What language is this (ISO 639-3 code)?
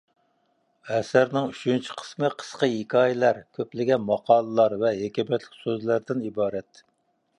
uig